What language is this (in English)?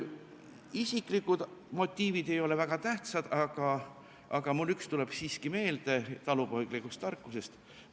Estonian